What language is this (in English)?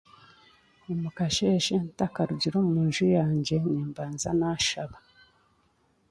Chiga